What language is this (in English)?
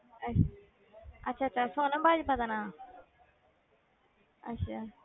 Punjabi